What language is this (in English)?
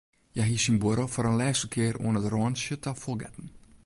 Western Frisian